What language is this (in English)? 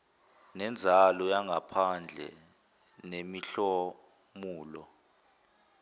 Zulu